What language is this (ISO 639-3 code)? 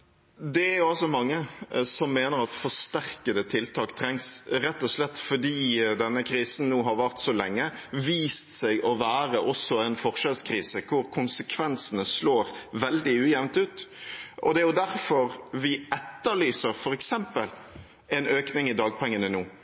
nob